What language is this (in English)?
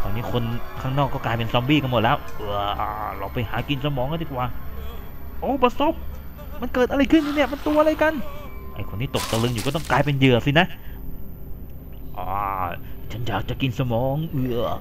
Thai